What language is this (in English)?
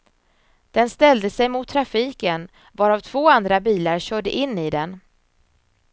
Swedish